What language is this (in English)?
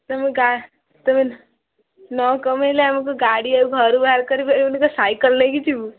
Odia